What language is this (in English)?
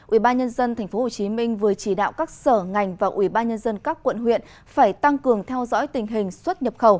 Vietnamese